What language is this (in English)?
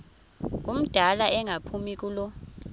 Xhosa